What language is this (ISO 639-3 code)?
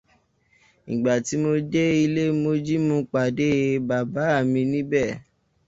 yor